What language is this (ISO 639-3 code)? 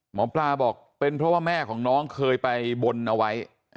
tha